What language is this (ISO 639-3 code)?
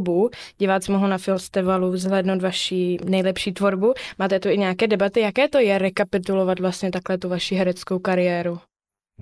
ces